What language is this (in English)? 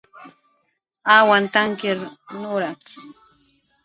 Jaqaru